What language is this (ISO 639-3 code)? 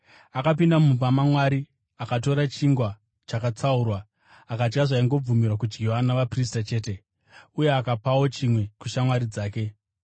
sna